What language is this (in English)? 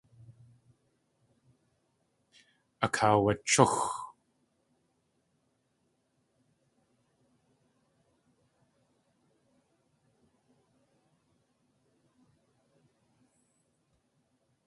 Tlingit